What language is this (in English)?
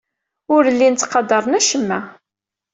Kabyle